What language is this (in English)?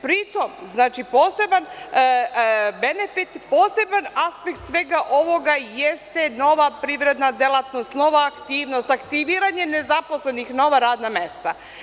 Serbian